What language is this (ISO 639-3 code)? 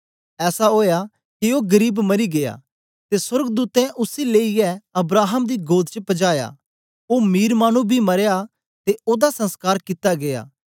doi